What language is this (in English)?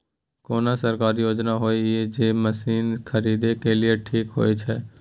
Maithili